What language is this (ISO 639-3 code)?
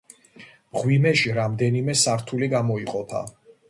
kat